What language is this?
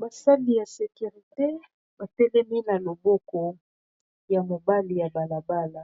Lingala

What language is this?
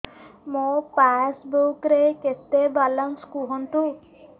Odia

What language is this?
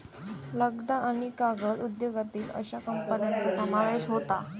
Marathi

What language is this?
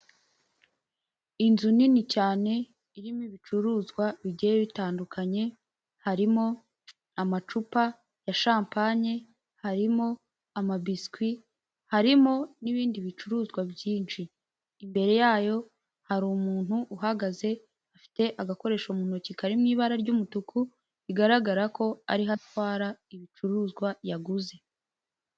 Kinyarwanda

